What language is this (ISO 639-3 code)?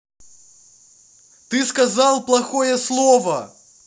rus